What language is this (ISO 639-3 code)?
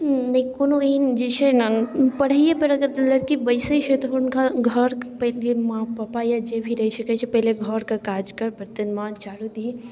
mai